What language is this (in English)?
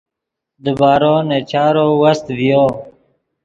Yidgha